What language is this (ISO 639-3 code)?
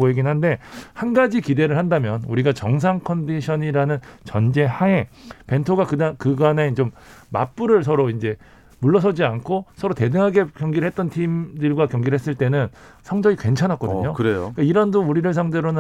kor